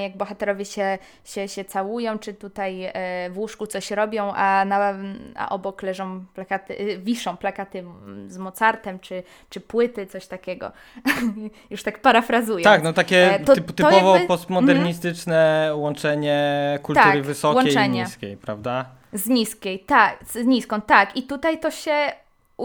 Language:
Polish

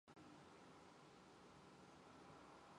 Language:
Mongolian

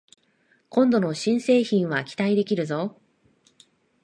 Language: Japanese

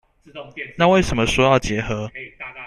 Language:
Chinese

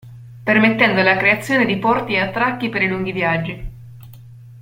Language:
Italian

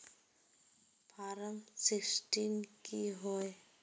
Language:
Magahi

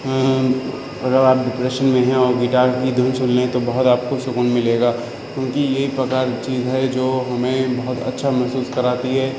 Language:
Urdu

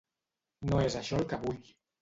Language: Catalan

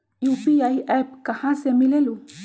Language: Magahi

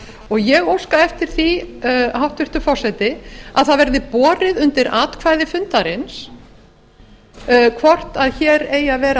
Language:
Icelandic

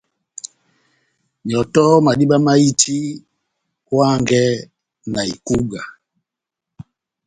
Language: Batanga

